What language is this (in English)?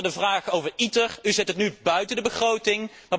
Dutch